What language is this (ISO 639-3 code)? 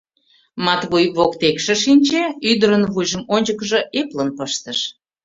chm